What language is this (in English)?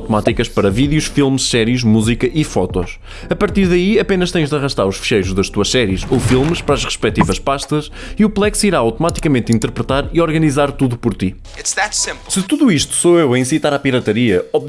Portuguese